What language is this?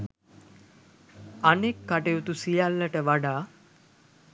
Sinhala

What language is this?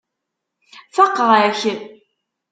Kabyle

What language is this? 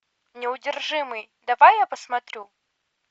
Russian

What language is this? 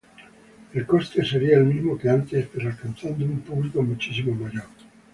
Spanish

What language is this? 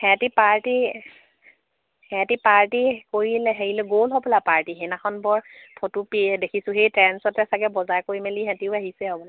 Assamese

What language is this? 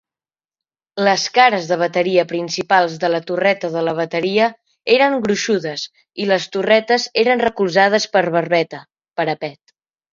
Catalan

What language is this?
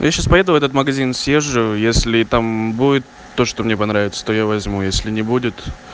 Russian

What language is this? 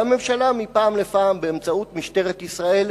Hebrew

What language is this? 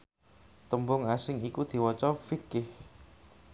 Javanese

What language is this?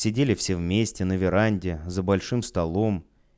Russian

